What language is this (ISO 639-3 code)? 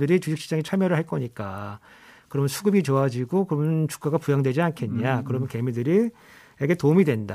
kor